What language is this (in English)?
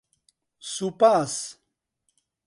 Central Kurdish